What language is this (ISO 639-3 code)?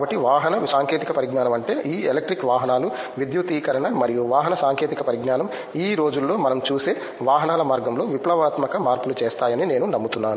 tel